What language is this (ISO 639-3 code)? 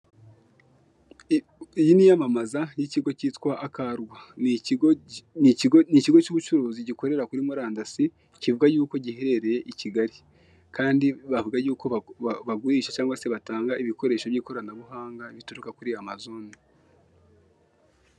kin